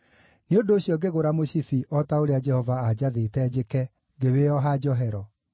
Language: Kikuyu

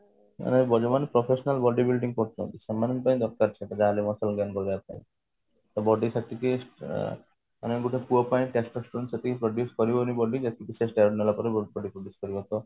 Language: Odia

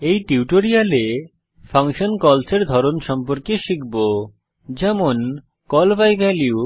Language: Bangla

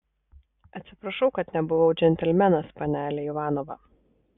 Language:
Lithuanian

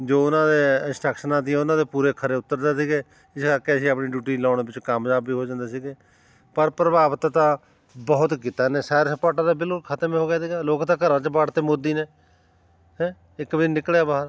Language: Punjabi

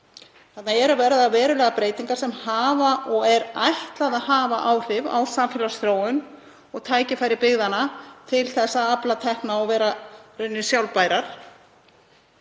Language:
Icelandic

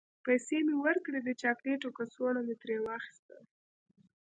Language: Pashto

